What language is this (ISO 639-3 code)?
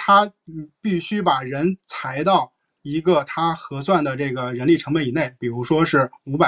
zho